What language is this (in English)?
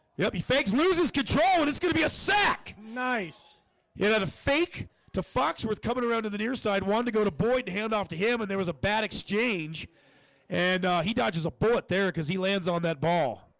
English